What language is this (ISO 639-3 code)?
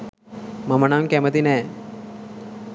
sin